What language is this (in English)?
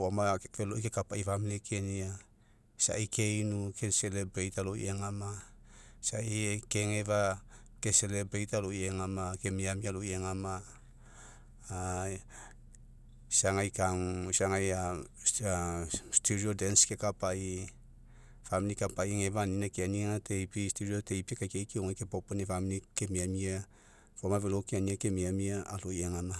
Mekeo